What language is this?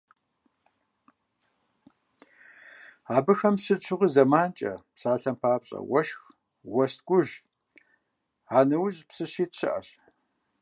Kabardian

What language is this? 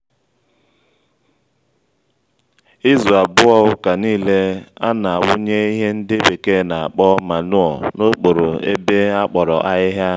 Igbo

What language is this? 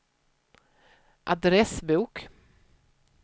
Swedish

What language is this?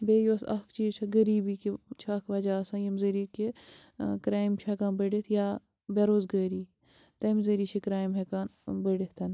Kashmiri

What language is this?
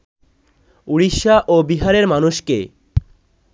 Bangla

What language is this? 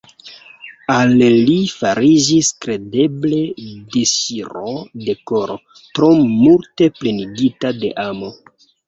Esperanto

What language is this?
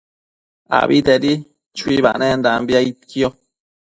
Matsés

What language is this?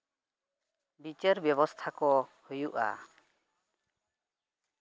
Santali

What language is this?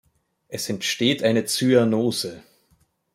German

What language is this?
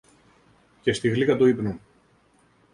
Greek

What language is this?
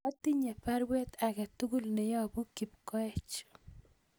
Kalenjin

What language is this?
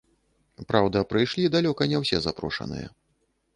Belarusian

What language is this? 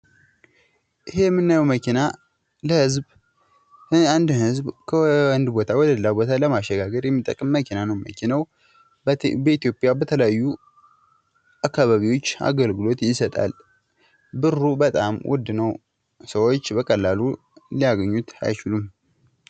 Amharic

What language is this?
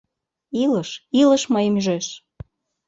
Mari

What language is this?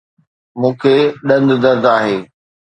Sindhi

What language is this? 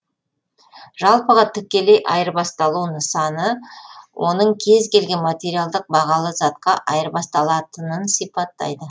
Kazakh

